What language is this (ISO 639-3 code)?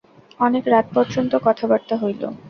ben